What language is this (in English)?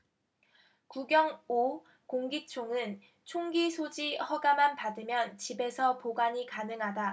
Korean